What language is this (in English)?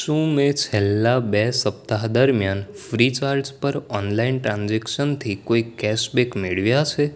Gujarati